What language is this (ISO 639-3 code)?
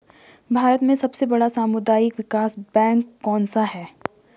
hin